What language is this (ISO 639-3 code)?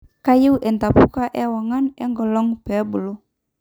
mas